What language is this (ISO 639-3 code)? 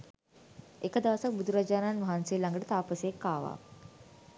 sin